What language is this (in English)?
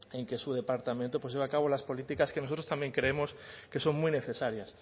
Spanish